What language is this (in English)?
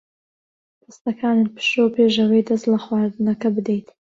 Central Kurdish